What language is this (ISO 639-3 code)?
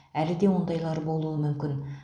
kaz